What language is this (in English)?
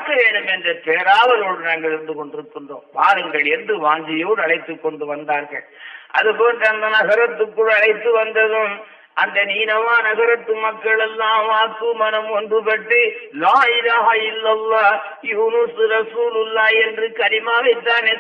Tamil